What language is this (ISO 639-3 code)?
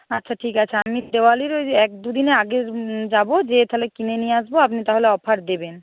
ben